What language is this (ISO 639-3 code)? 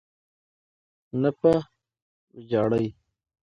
pus